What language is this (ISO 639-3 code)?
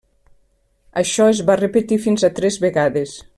cat